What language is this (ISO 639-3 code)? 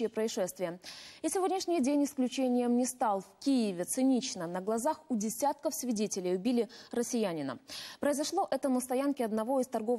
rus